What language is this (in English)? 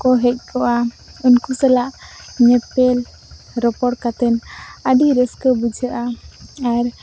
Santali